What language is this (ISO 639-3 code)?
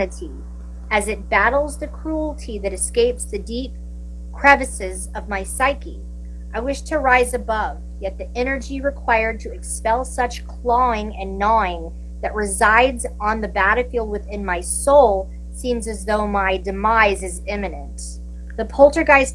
eng